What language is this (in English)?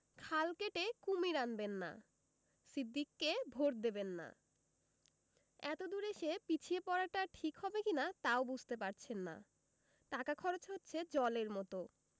Bangla